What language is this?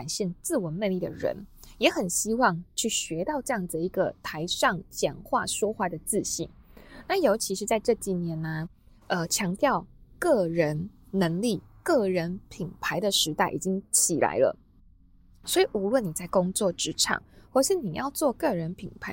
Chinese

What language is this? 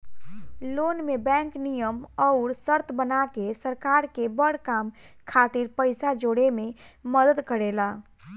Bhojpuri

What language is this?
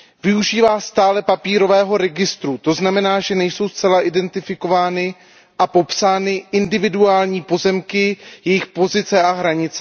Czech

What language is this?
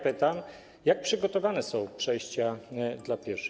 Polish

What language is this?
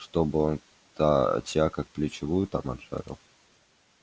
Russian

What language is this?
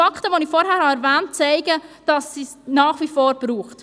Swiss German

